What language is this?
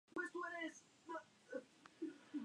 Spanish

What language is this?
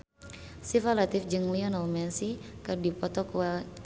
Sundanese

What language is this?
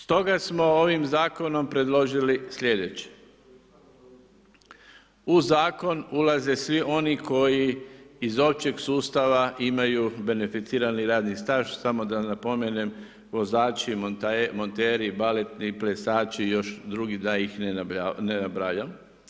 Croatian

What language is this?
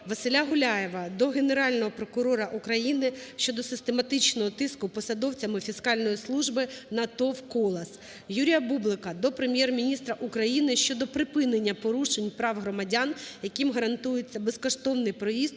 Ukrainian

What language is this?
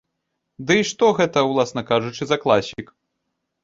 Belarusian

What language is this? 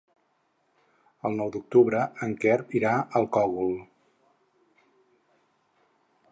Catalan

